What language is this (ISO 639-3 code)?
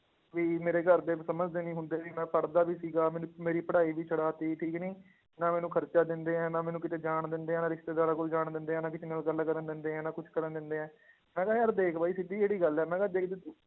pan